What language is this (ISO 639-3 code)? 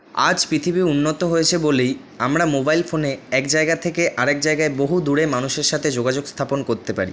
ben